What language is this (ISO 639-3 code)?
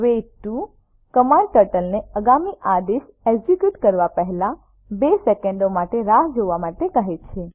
guj